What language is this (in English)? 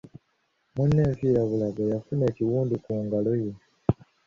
Ganda